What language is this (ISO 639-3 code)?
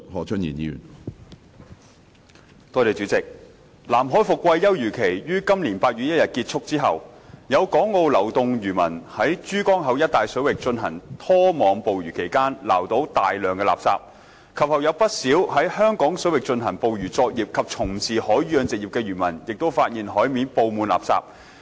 yue